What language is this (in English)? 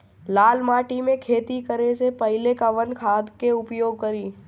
Bhojpuri